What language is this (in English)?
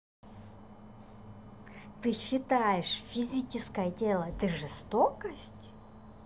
Russian